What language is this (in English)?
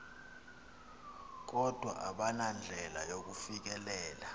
Xhosa